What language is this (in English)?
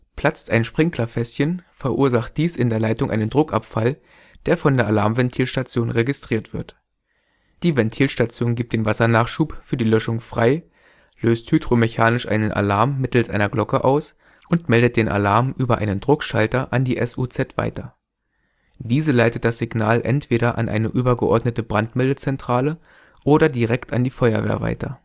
German